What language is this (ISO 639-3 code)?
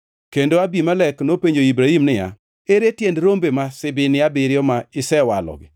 luo